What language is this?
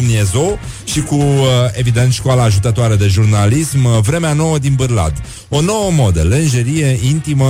Romanian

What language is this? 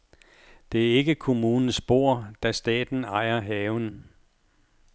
Danish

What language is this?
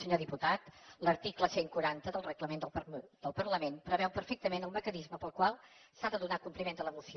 Catalan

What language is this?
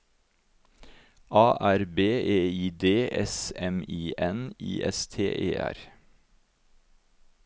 Norwegian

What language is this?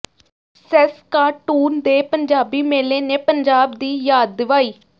Punjabi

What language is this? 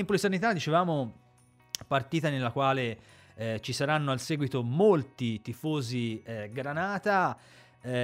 Italian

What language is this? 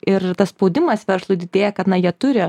Lithuanian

